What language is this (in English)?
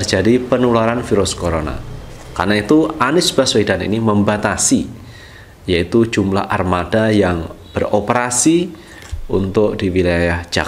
Indonesian